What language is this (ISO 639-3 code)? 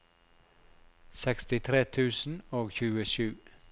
nor